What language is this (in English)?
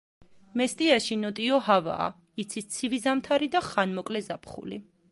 Georgian